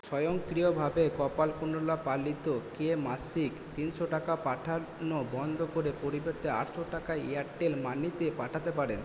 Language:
Bangla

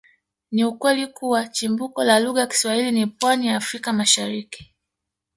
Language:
Swahili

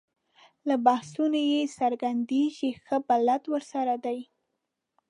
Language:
Pashto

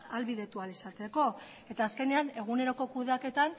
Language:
Basque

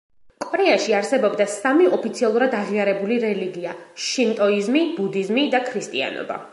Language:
Georgian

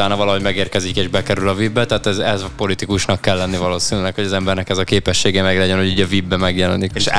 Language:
Hungarian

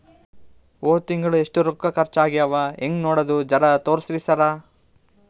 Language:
Kannada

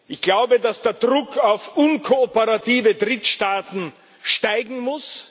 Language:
German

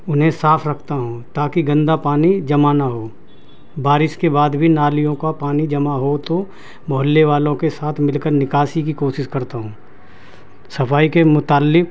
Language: Urdu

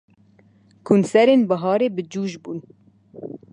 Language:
Kurdish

